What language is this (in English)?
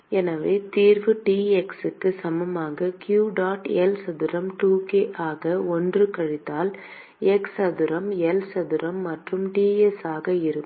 Tamil